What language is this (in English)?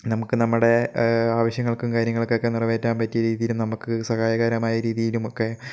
Malayalam